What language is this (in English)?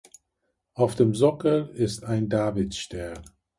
German